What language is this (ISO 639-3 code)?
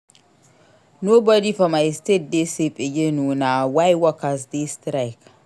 pcm